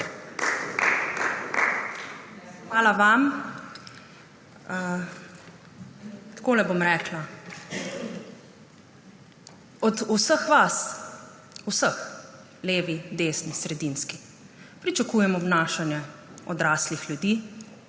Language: Slovenian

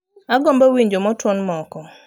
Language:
Luo (Kenya and Tanzania)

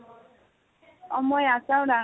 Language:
Assamese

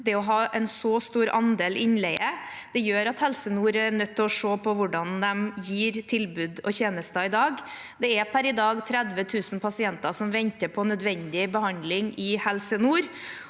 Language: Norwegian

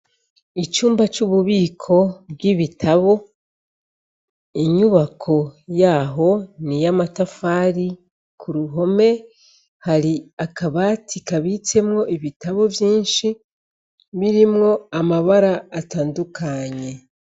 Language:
Rundi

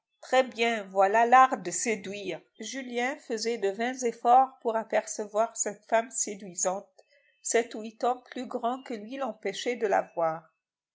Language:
French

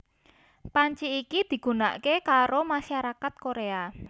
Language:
Javanese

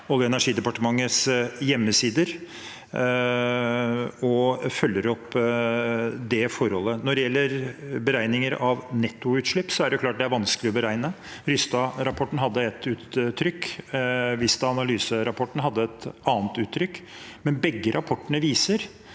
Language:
Norwegian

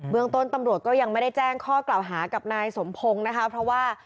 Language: Thai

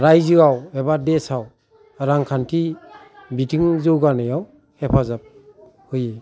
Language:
Bodo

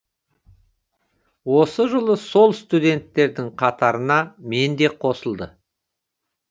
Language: Kazakh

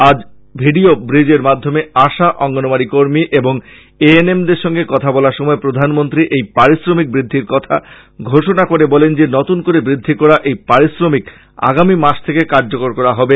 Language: Bangla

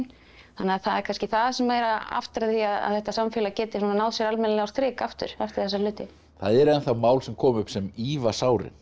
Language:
Icelandic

